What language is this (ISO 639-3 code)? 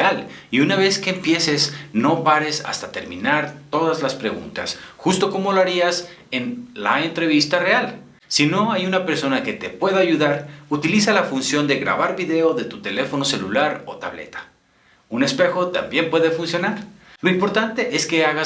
spa